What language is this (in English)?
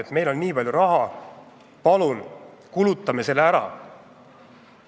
Estonian